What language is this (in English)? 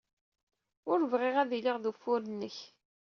Kabyle